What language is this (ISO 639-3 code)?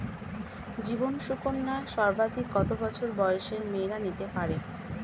ben